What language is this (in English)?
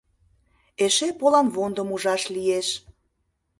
Mari